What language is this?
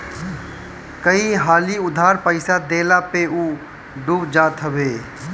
Bhojpuri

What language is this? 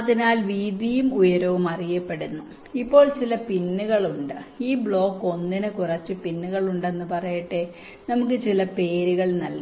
Malayalam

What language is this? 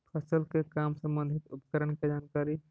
Magahi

